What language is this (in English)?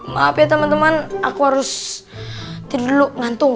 Indonesian